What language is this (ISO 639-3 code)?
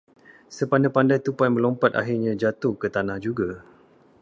msa